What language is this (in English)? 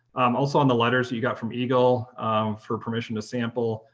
English